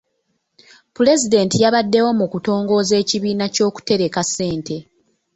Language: Ganda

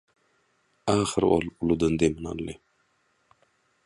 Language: Turkmen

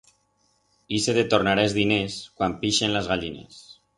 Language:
Aragonese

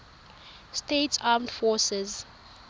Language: Tswana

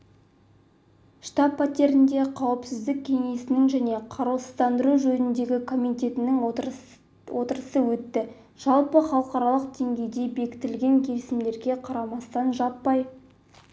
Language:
Kazakh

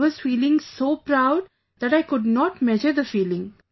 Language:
English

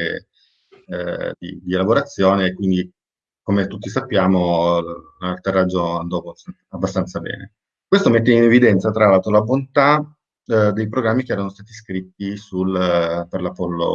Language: Italian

